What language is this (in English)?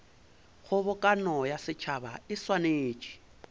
Northern Sotho